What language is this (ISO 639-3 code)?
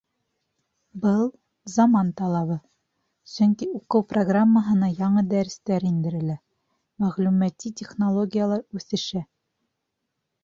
bak